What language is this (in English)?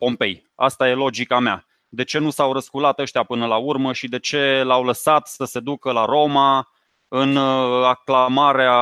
Romanian